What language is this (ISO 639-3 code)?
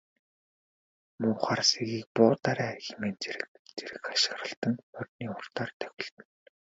mon